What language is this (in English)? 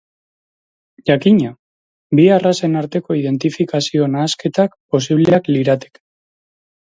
Basque